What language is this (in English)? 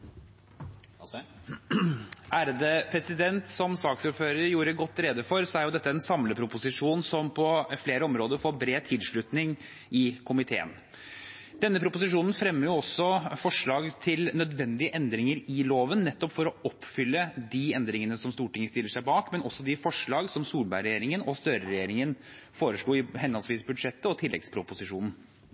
Norwegian Bokmål